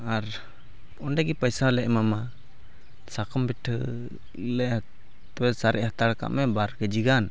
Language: Santali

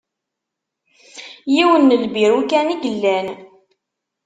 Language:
Kabyle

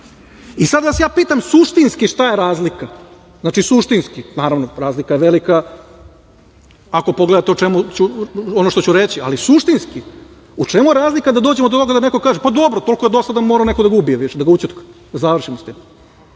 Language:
Serbian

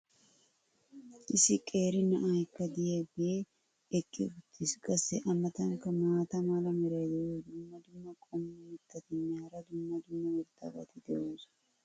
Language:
Wolaytta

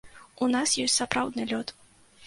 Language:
Belarusian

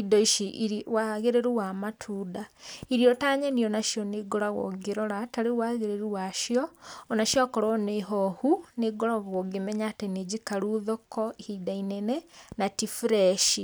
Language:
Kikuyu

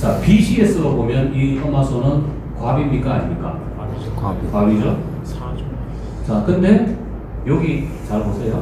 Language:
Korean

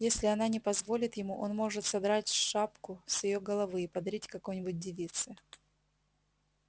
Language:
Russian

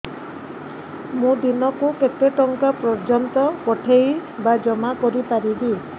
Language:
Odia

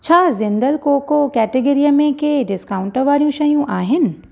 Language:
Sindhi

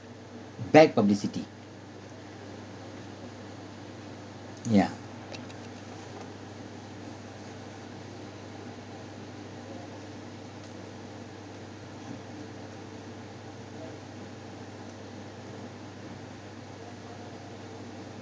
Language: English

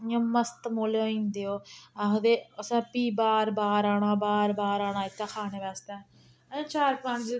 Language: Dogri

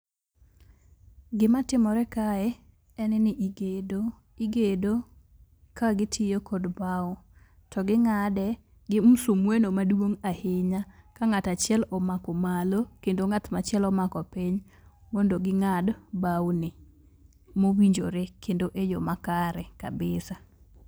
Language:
Luo (Kenya and Tanzania)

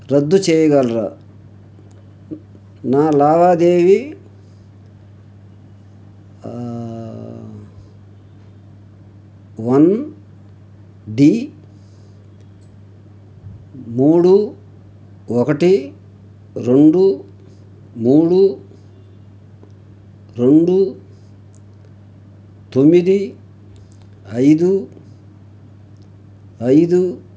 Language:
Telugu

